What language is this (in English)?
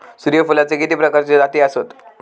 Marathi